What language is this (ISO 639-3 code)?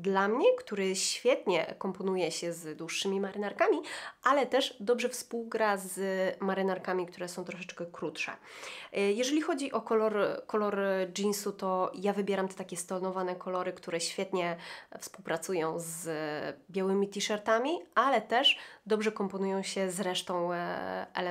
pol